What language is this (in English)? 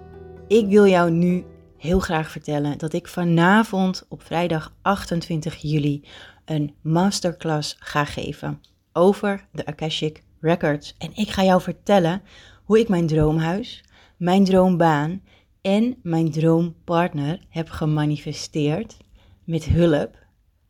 Dutch